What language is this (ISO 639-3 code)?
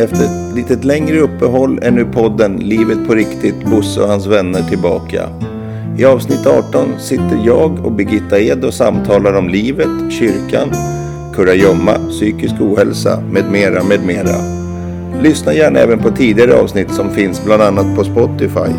swe